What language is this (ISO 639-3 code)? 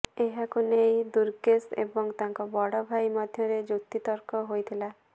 ori